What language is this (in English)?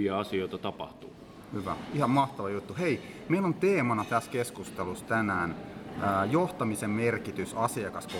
Finnish